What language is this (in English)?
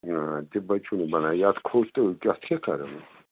Kashmiri